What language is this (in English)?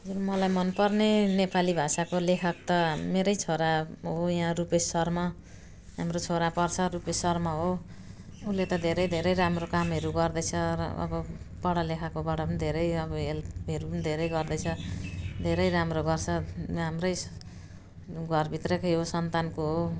Nepali